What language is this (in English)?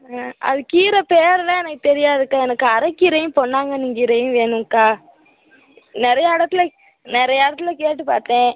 Tamil